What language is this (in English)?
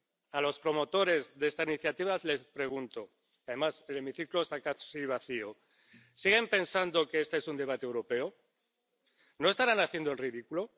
Spanish